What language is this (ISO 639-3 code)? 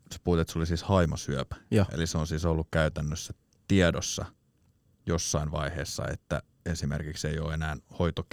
fin